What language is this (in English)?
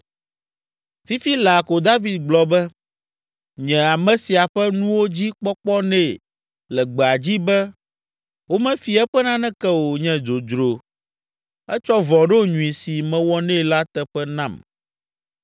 Ewe